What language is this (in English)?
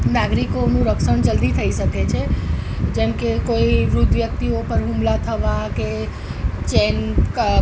Gujarati